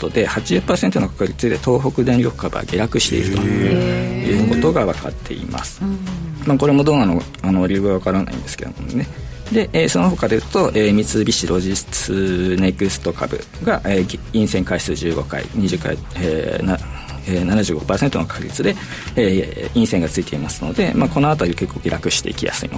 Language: Japanese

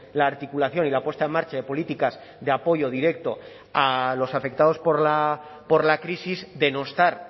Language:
Spanish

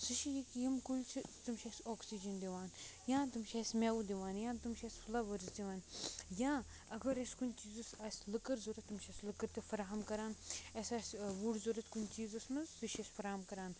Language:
Kashmiri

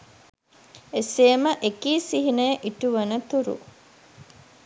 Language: Sinhala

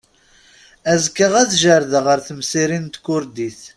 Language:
Kabyle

